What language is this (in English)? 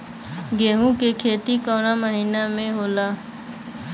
Bhojpuri